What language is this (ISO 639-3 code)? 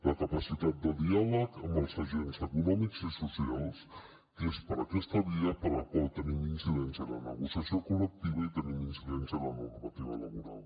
cat